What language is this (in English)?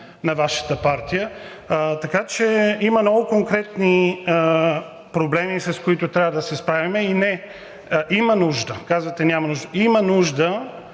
Bulgarian